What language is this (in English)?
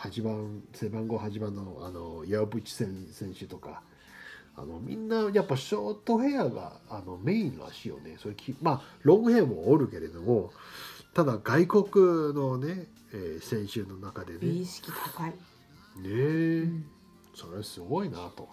Japanese